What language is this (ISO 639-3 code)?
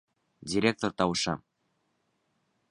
bak